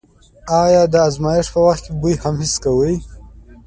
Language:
Pashto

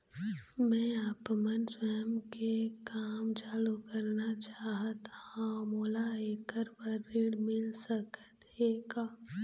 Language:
Chhattisgarhi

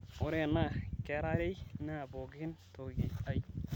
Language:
Masai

